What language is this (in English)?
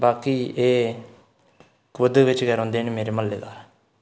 Dogri